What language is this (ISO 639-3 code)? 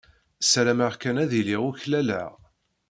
kab